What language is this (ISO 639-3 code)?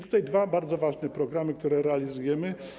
pol